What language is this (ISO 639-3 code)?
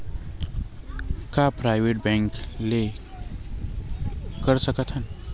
hne